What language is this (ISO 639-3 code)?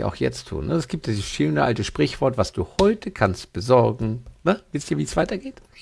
deu